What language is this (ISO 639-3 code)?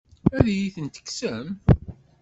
kab